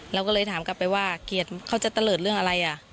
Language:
Thai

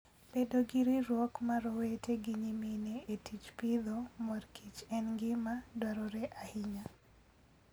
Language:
Luo (Kenya and Tanzania)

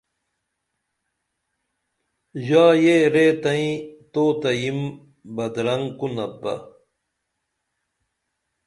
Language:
Dameli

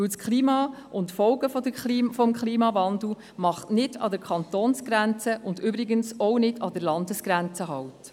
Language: Swiss German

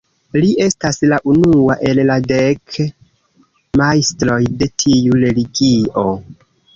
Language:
Esperanto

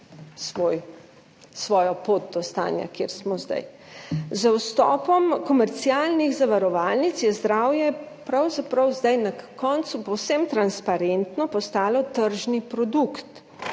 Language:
Slovenian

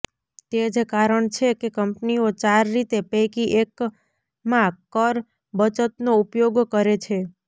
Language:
Gujarati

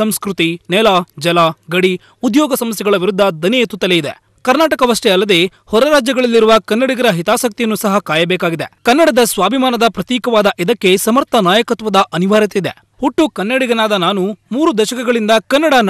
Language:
Korean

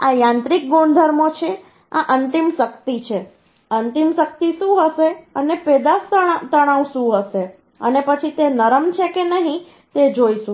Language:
Gujarati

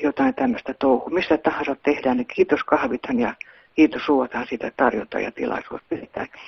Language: Finnish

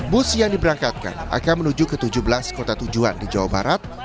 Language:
Indonesian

